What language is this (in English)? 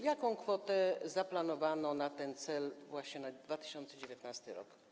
Polish